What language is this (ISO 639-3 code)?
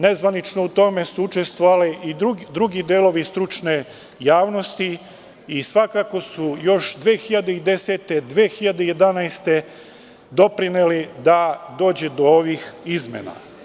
srp